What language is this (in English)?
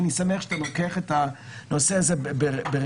Hebrew